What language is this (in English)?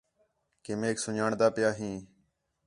Khetrani